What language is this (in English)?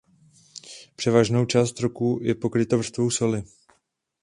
Czech